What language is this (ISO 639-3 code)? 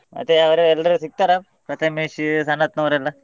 kan